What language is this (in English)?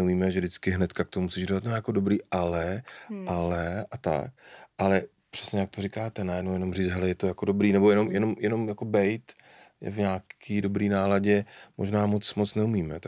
Czech